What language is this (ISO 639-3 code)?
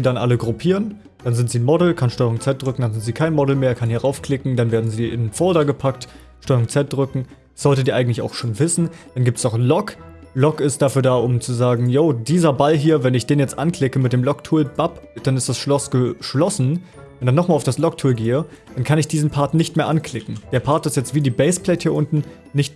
deu